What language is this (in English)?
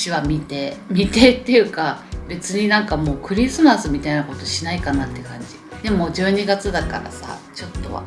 Japanese